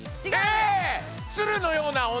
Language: Japanese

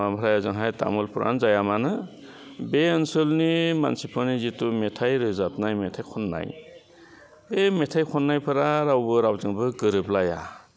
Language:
Bodo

